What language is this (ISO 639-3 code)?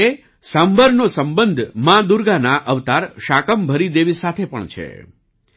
guj